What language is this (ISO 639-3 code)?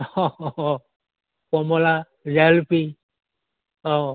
asm